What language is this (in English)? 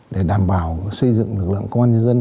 Vietnamese